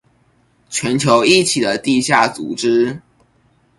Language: Chinese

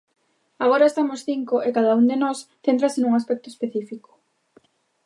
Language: Galician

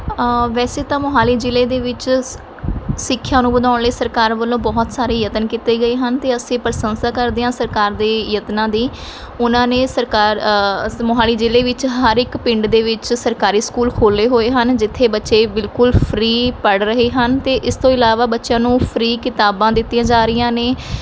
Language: Punjabi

